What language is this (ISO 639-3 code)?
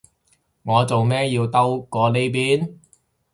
yue